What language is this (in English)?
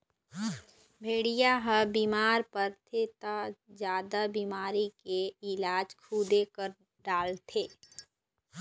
Chhattisgarhi